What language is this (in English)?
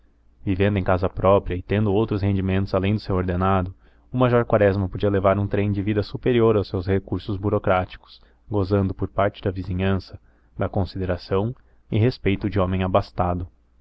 Portuguese